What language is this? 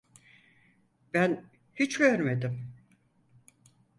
Turkish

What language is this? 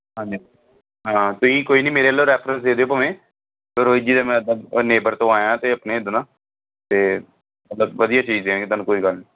Punjabi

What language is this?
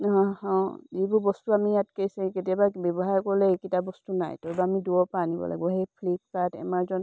Assamese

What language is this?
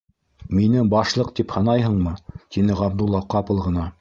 Bashkir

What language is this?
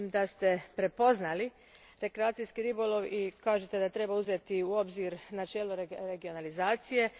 Croatian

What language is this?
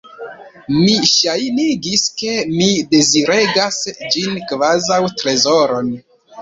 Esperanto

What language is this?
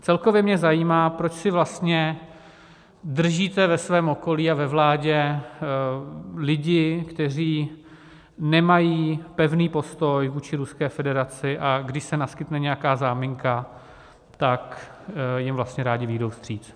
Czech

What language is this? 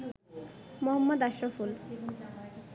Bangla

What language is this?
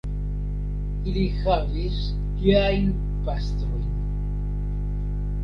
Esperanto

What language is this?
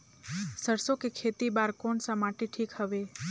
Chhattisgarhi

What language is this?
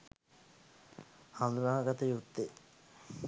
Sinhala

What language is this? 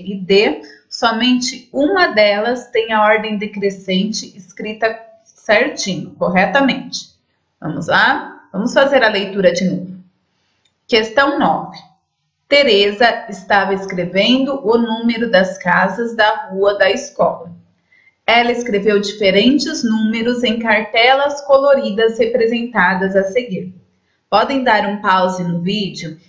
Portuguese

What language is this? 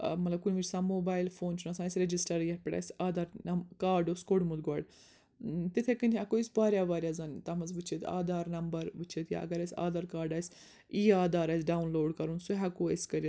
Kashmiri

